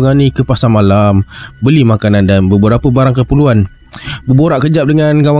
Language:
Malay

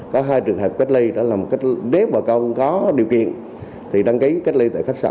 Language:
Vietnamese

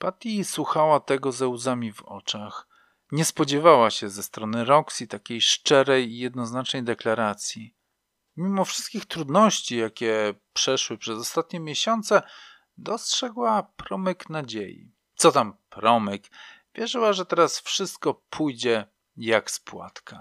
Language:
Polish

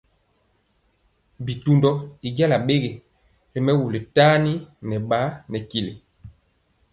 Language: Mpiemo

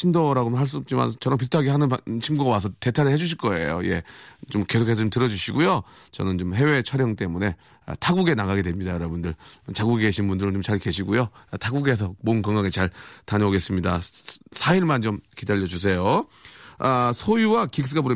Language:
Korean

